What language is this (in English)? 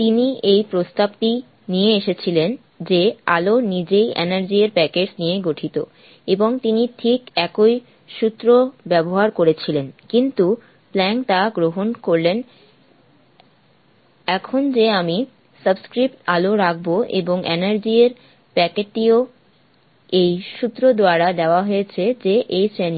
Bangla